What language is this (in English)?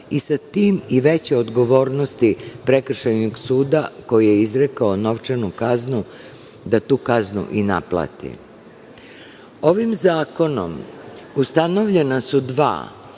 Serbian